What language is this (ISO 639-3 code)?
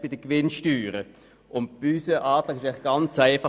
gsw